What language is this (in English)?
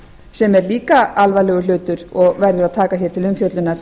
Icelandic